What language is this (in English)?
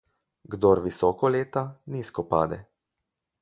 Slovenian